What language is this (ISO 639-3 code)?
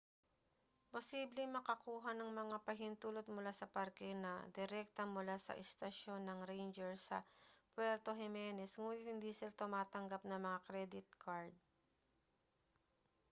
fil